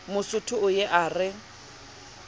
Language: Southern Sotho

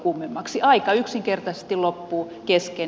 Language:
Finnish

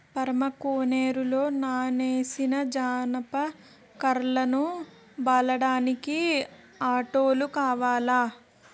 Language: Telugu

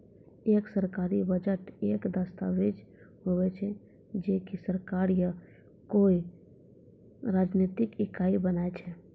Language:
Maithili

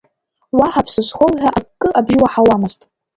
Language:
Abkhazian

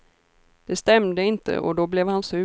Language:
Swedish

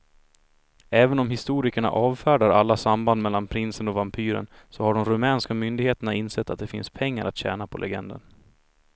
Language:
Swedish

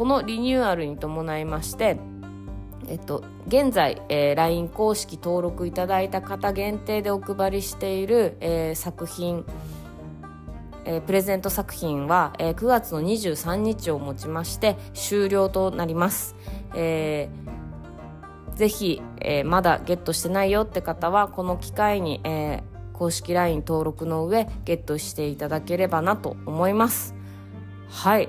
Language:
Japanese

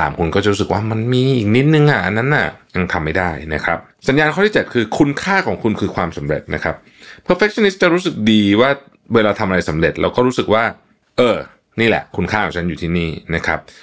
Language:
Thai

